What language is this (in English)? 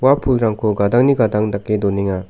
Garo